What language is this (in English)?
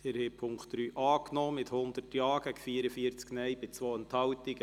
Swiss German